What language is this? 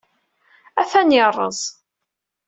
Kabyle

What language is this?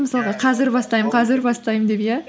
Kazakh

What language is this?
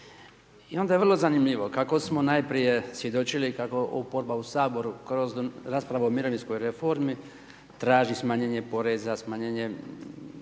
Croatian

